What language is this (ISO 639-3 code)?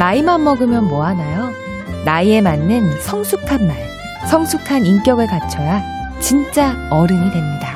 kor